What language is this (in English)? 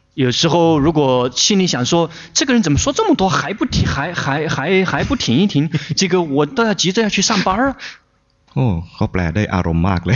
Chinese